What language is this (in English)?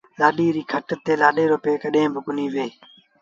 Sindhi Bhil